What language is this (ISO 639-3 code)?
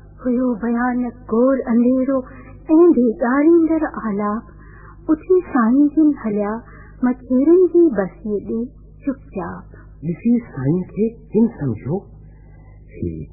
hin